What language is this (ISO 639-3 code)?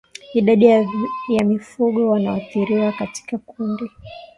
swa